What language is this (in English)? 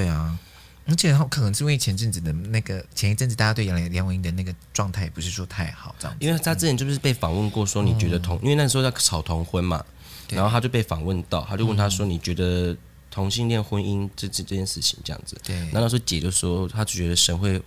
Chinese